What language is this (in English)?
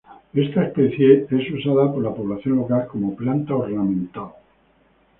Spanish